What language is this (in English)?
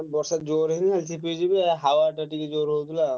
Odia